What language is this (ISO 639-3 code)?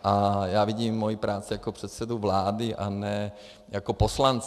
ces